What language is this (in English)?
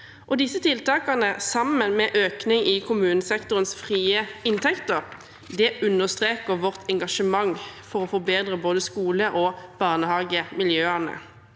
Norwegian